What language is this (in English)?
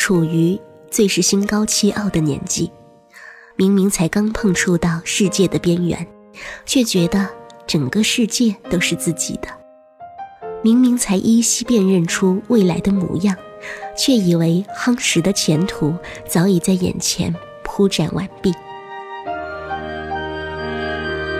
Chinese